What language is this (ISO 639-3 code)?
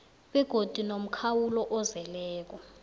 nbl